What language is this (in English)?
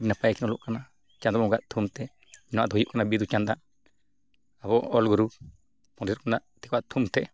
Santali